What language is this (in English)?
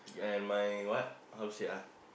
English